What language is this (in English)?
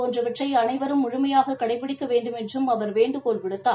Tamil